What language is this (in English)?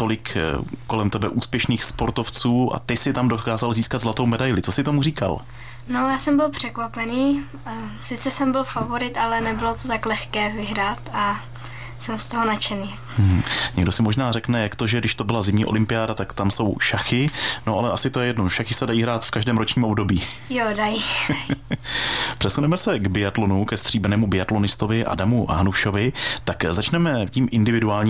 Czech